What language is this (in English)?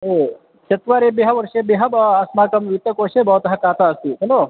Sanskrit